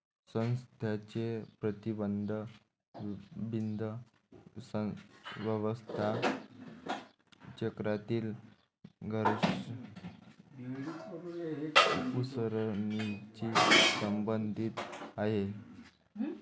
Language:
Marathi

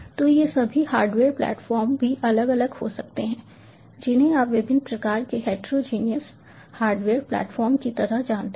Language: Hindi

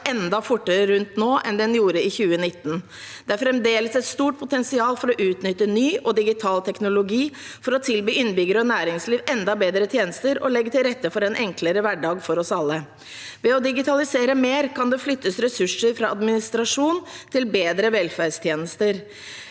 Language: Norwegian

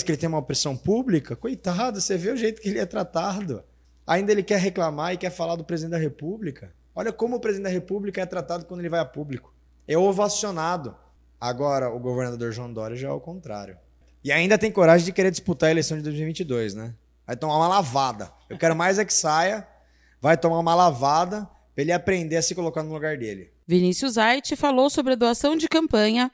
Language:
Portuguese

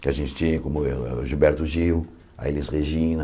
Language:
Portuguese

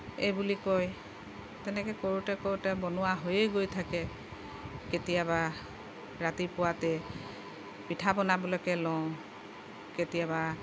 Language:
Assamese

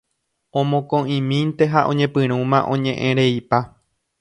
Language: Guarani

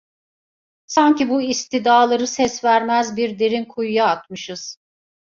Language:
Turkish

